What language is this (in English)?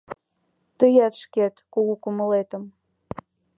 Mari